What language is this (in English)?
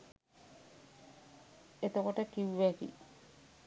Sinhala